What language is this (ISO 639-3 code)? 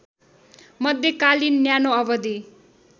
nep